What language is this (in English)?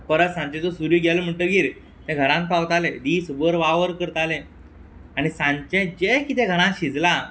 Konkani